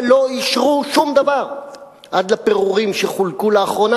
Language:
Hebrew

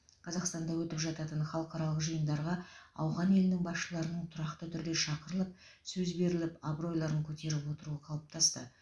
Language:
Kazakh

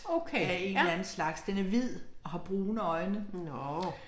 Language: Danish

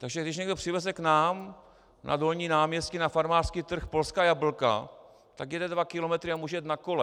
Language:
Czech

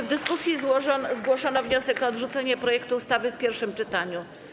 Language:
Polish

